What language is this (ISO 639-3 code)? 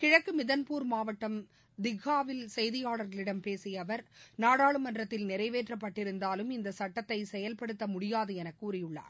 tam